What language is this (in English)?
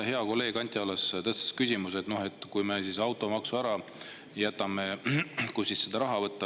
Estonian